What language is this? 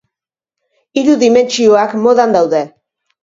Basque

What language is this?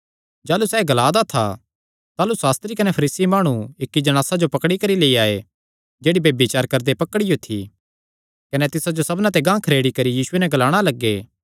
Kangri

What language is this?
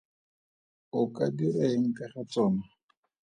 Tswana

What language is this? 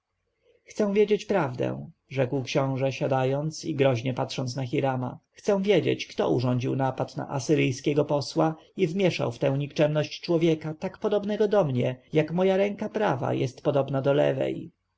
Polish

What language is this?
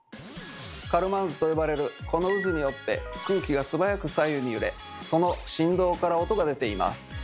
Japanese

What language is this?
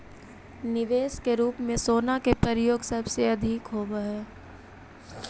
Magahi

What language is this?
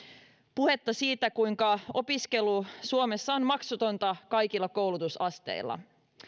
Finnish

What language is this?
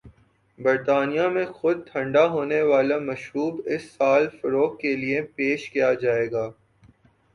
Urdu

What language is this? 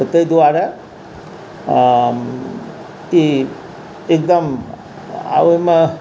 Maithili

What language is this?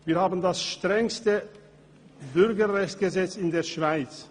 Swiss German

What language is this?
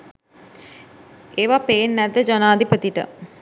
Sinhala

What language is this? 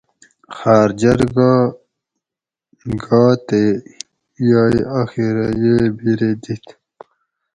Gawri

